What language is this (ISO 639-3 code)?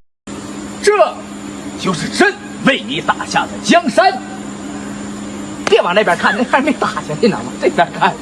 zho